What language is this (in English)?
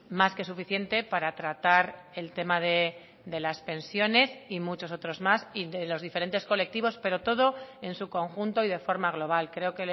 Spanish